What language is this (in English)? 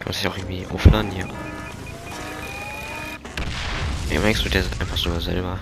German